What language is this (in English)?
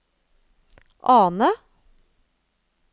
Norwegian